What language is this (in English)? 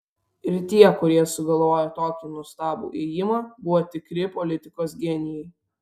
Lithuanian